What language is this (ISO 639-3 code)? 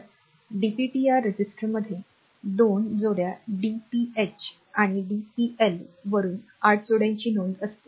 mar